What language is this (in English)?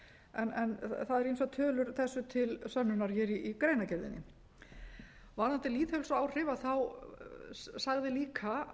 Icelandic